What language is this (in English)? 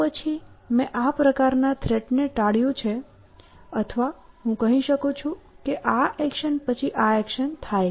Gujarati